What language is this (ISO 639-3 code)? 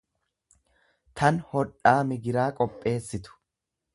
orm